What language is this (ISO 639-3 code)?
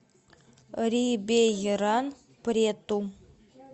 rus